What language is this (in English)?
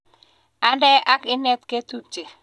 Kalenjin